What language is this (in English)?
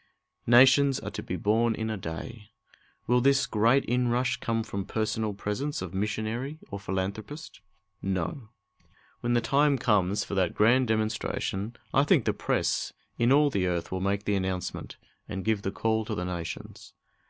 English